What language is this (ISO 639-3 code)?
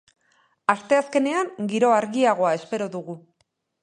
eus